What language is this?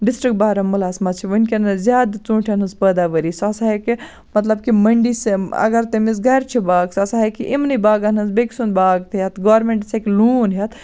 Kashmiri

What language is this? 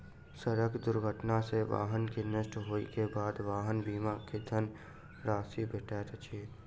Maithili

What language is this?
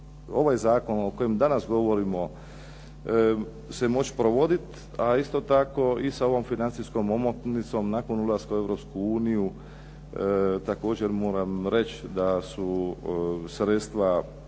Croatian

